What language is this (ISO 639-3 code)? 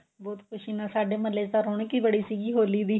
pan